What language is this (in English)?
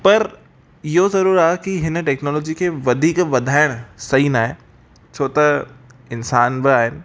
Sindhi